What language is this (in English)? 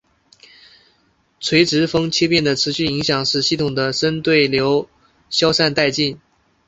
Chinese